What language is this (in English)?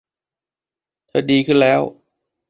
Thai